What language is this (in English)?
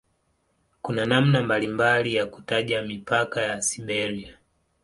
Swahili